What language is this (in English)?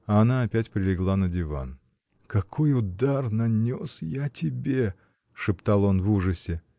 Russian